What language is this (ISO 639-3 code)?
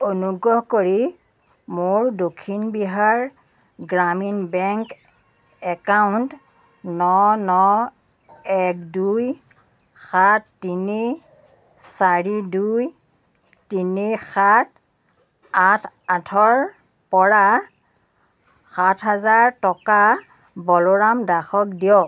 asm